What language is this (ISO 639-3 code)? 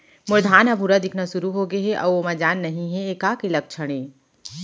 hne